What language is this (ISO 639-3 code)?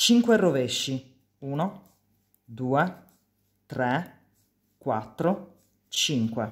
ita